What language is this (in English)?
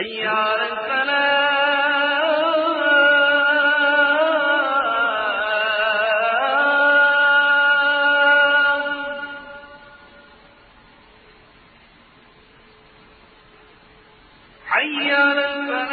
Arabic